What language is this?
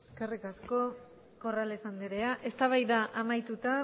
Basque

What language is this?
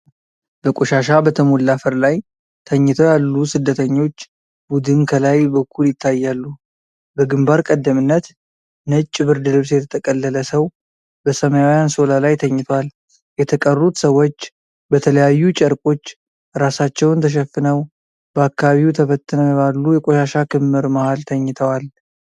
Amharic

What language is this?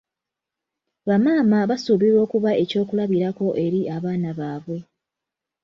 Ganda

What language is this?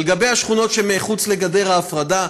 Hebrew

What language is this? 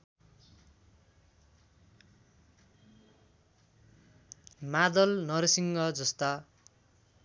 Nepali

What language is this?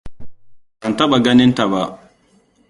Hausa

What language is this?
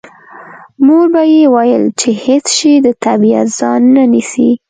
Pashto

